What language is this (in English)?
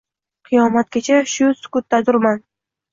Uzbek